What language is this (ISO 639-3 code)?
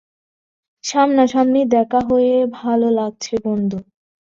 ben